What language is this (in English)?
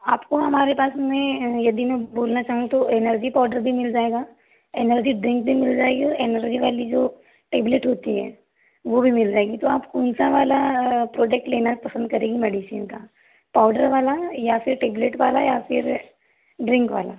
Hindi